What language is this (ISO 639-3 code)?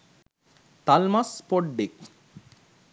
sin